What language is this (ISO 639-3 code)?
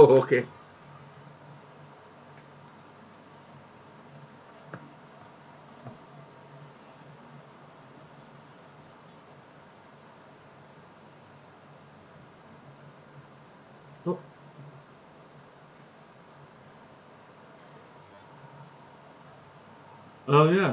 eng